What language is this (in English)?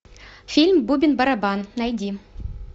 Russian